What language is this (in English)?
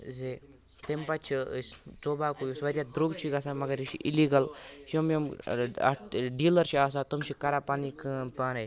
Kashmiri